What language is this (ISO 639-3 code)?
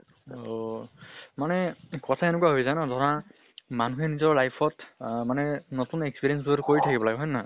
asm